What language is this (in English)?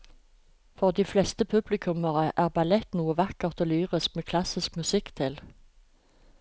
Norwegian